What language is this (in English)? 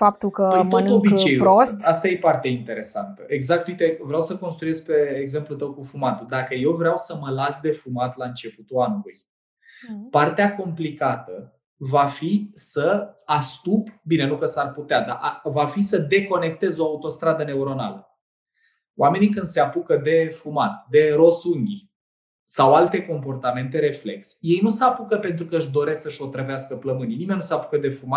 Romanian